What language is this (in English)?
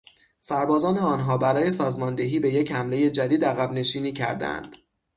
Persian